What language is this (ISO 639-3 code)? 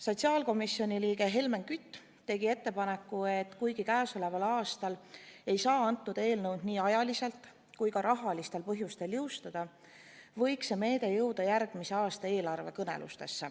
est